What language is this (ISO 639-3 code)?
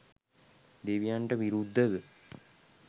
sin